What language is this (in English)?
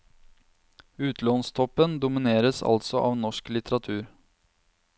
Norwegian